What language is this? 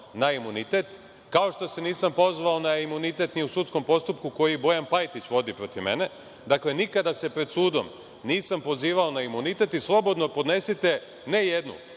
Serbian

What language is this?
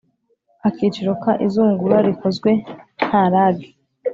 Kinyarwanda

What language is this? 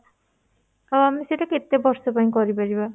Odia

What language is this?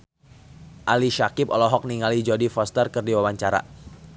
Sundanese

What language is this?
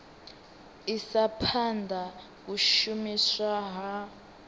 Venda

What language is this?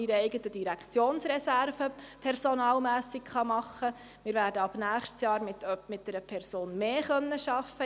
Swiss German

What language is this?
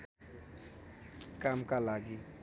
Nepali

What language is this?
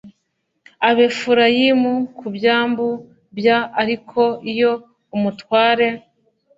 Kinyarwanda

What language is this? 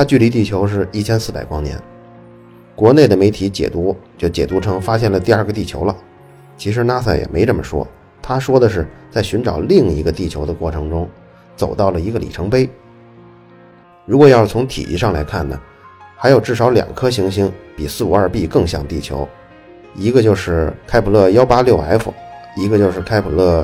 Chinese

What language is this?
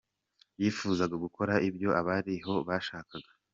Kinyarwanda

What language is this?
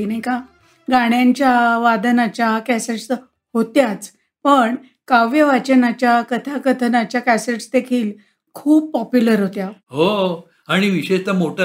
Marathi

